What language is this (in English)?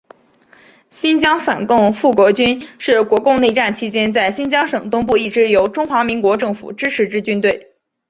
Chinese